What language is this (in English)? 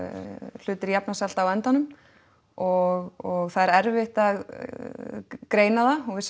Icelandic